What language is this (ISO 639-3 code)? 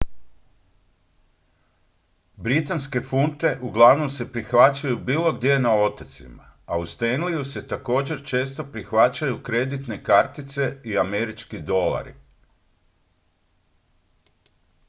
hrv